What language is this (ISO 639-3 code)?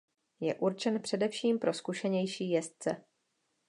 ces